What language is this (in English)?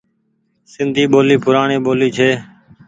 Goaria